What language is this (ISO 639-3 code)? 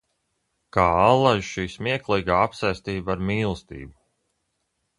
lav